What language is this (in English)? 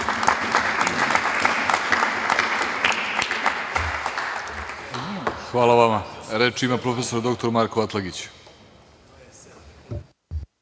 Serbian